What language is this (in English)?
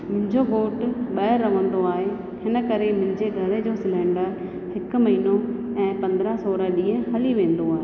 Sindhi